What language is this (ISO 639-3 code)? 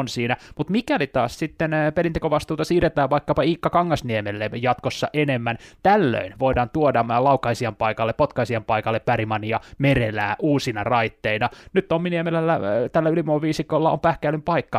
fin